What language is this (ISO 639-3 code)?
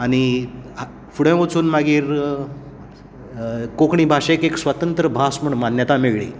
kok